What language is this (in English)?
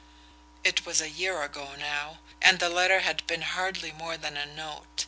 English